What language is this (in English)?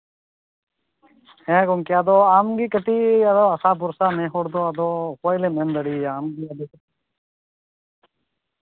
Santali